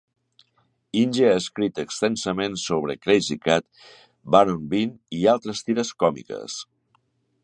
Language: Catalan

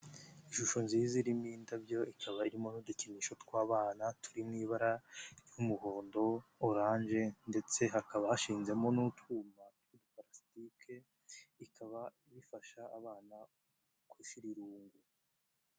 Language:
Kinyarwanda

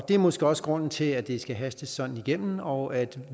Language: Danish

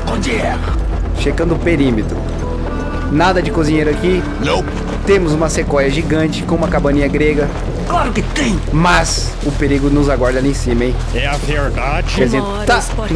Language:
Portuguese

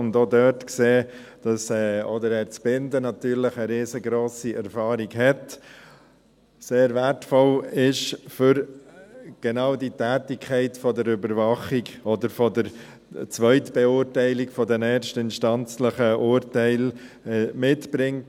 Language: Swiss German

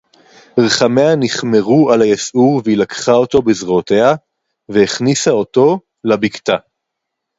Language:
Hebrew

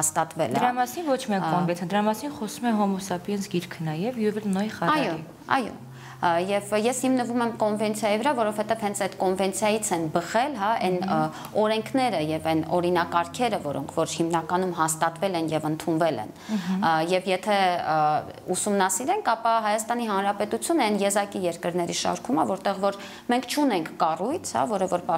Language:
Romanian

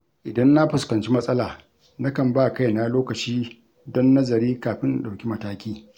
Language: Hausa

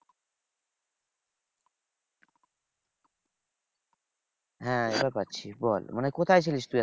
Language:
Bangla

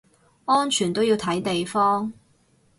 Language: Cantonese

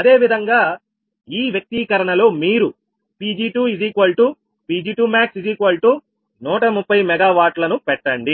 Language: Telugu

